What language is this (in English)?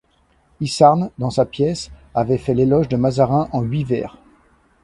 French